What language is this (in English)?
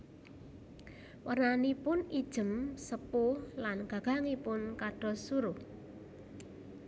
Javanese